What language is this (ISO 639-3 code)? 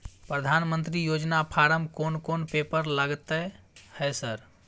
mai